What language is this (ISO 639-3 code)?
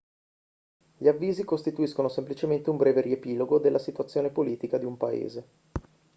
ita